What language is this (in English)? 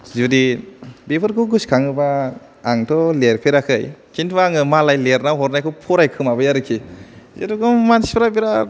Bodo